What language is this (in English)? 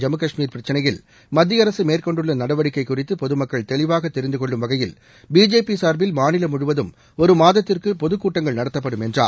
Tamil